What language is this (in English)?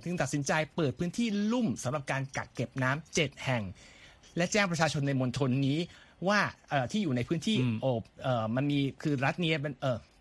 Thai